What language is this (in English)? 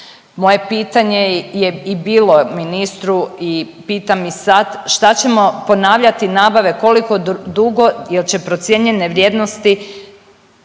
Croatian